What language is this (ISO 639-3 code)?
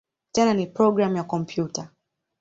swa